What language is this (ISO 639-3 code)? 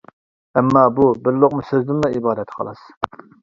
uig